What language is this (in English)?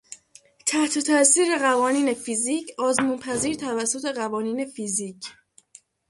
Persian